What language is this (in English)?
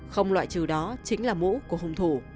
Vietnamese